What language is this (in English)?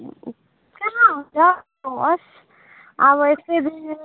Nepali